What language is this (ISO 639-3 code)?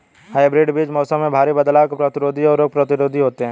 hin